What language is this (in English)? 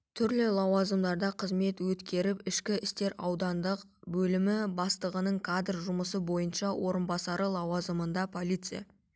Kazakh